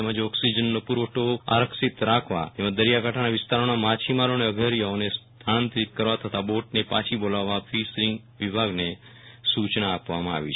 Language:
Gujarati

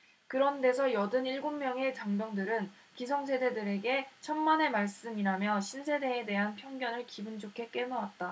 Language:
Korean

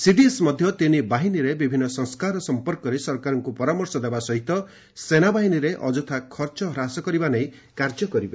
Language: Odia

